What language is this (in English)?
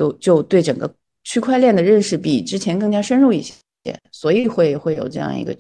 Chinese